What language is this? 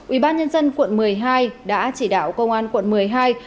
Vietnamese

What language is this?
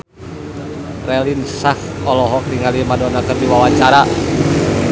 Sundanese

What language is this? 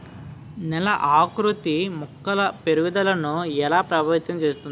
Telugu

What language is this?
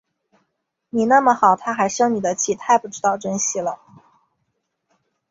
Chinese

